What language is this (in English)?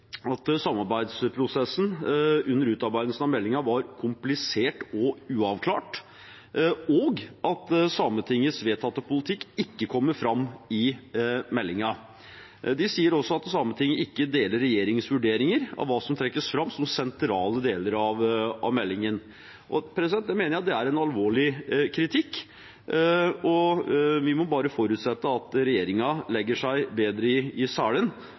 Norwegian Bokmål